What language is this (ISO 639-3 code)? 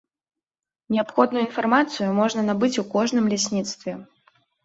bel